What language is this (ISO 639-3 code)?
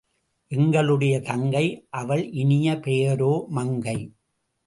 tam